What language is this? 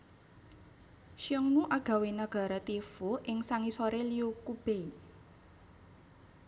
Javanese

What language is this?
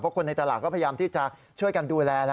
Thai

